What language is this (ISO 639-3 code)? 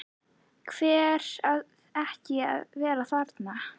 isl